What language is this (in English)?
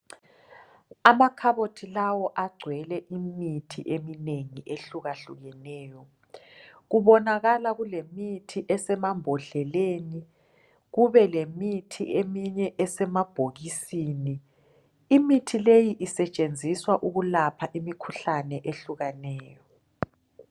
North Ndebele